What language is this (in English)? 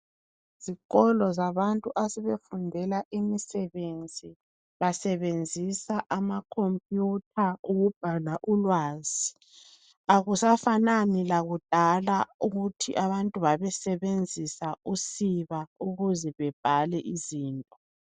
North Ndebele